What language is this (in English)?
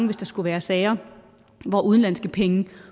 Danish